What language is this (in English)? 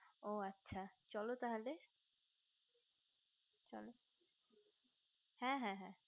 Bangla